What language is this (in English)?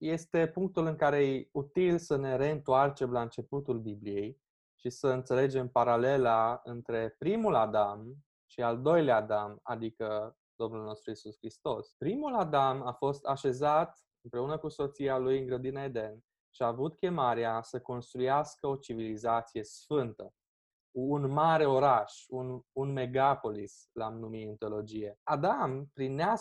Romanian